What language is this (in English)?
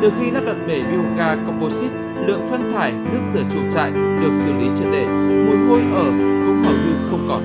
Vietnamese